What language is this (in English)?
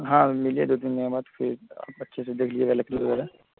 Urdu